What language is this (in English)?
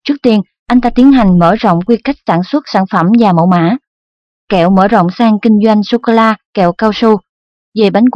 Vietnamese